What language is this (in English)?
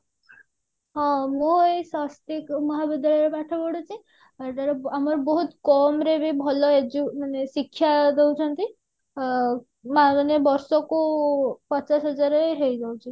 Odia